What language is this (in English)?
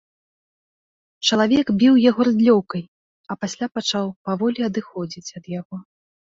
Belarusian